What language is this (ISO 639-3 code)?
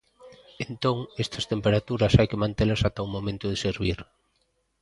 glg